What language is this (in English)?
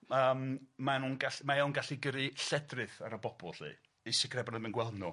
Welsh